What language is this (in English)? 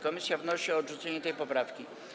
Polish